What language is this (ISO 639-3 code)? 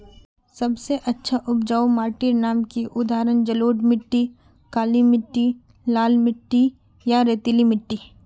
mag